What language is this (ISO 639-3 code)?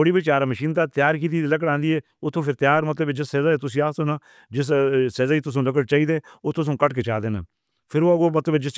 hno